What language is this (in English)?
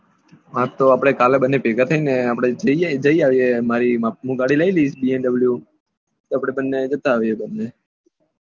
Gujarati